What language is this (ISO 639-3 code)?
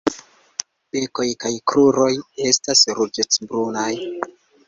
epo